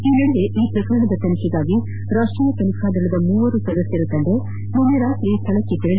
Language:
Kannada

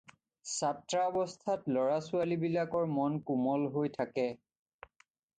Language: Assamese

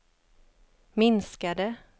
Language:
Swedish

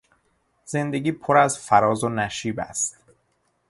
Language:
Persian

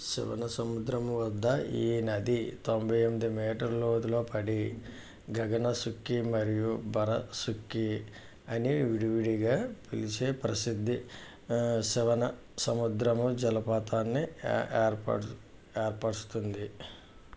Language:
Telugu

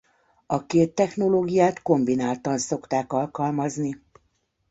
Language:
Hungarian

